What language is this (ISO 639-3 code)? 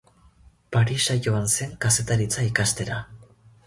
eus